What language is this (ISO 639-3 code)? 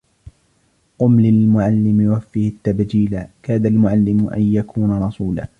ara